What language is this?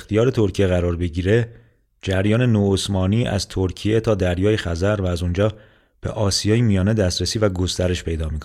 Persian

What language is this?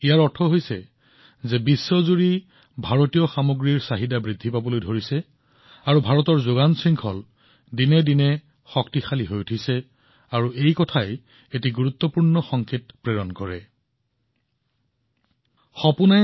Assamese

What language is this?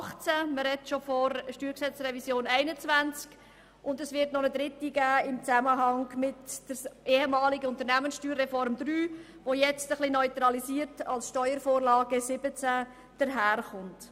Swiss German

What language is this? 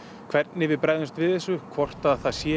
Icelandic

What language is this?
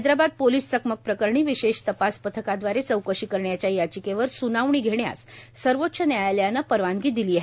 Marathi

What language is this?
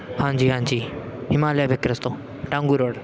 Punjabi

